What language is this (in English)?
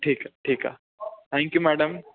Sindhi